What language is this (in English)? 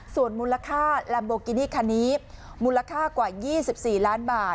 Thai